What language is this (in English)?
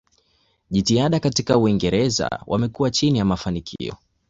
Swahili